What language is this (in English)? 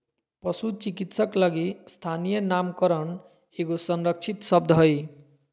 Magahi